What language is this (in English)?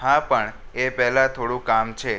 Gujarati